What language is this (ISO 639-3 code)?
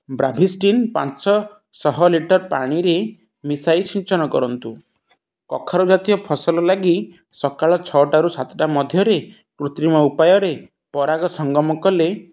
ori